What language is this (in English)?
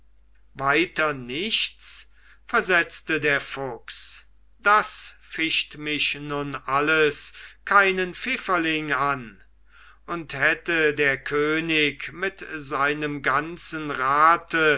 German